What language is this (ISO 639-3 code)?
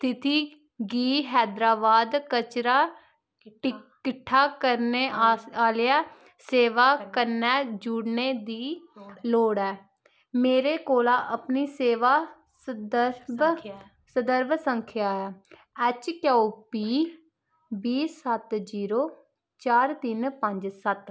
doi